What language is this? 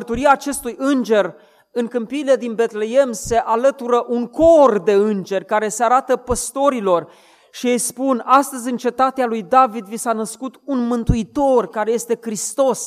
Romanian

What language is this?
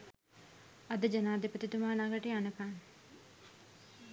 Sinhala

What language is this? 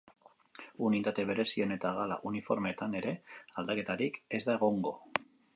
Basque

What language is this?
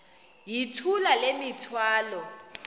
Xhosa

